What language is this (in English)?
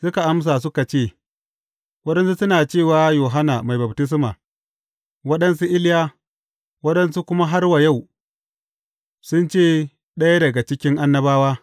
Hausa